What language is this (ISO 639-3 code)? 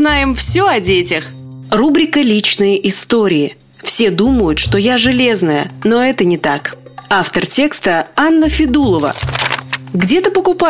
rus